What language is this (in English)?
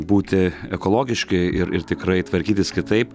Lithuanian